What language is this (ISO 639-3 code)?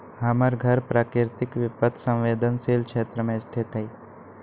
mag